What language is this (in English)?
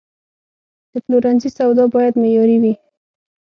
Pashto